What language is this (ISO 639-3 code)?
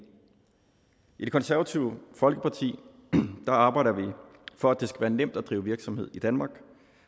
dan